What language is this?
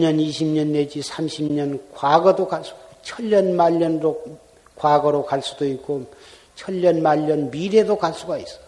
Korean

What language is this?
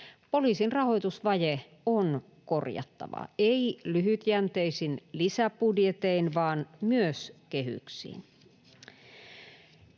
Finnish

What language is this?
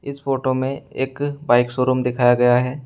Hindi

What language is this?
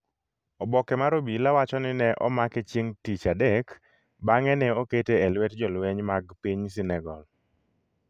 Luo (Kenya and Tanzania)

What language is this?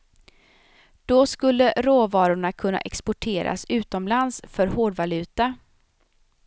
Swedish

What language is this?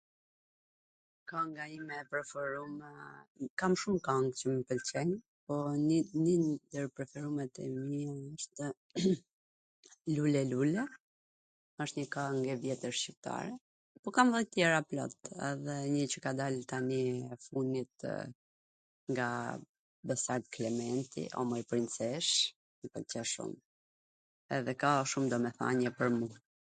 Gheg Albanian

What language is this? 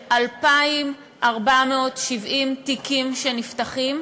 Hebrew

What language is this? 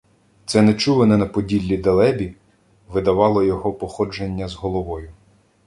Ukrainian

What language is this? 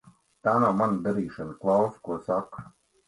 Latvian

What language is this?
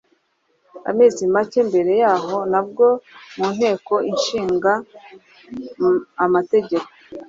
Kinyarwanda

